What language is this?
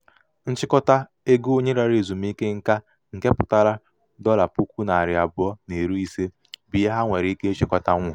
Igbo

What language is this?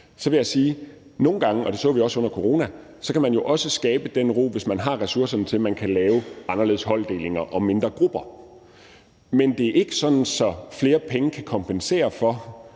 Danish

